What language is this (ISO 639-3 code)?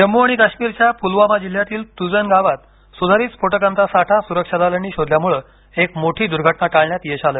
mar